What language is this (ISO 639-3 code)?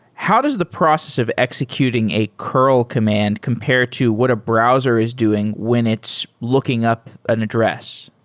eng